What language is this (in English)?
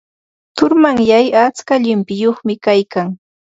Ambo-Pasco Quechua